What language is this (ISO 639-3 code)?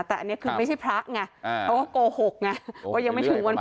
tha